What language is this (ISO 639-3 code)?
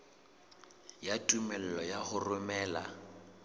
sot